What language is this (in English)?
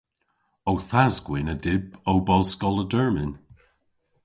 Cornish